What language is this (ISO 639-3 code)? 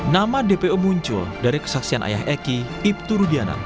ind